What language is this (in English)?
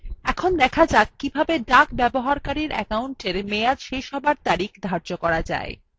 Bangla